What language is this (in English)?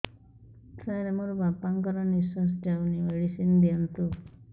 Odia